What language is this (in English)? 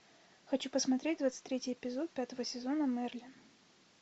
Russian